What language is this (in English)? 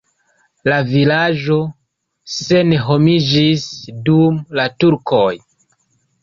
Esperanto